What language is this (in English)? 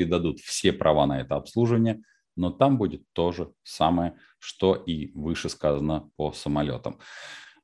Russian